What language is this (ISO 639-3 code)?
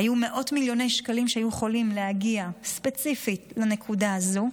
heb